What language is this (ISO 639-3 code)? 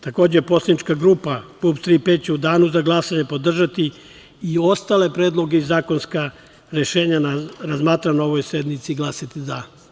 srp